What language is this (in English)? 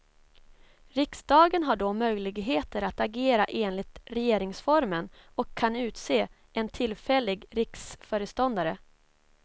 Swedish